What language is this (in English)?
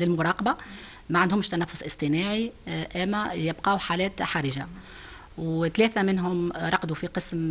Arabic